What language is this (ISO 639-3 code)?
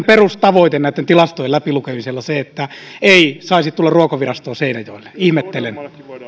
fin